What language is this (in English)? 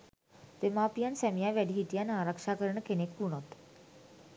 Sinhala